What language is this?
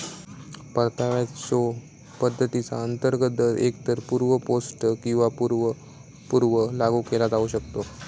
Marathi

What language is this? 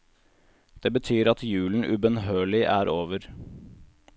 Norwegian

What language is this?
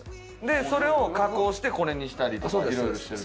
Japanese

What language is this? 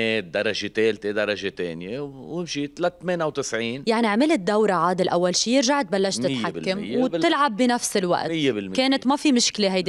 Arabic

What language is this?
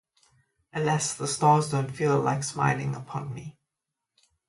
English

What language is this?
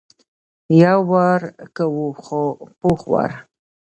Pashto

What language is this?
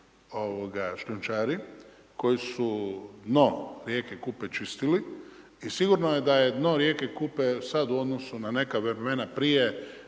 Croatian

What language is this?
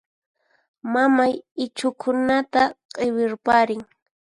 Puno Quechua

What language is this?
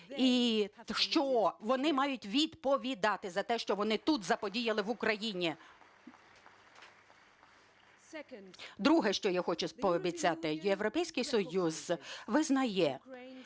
Ukrainian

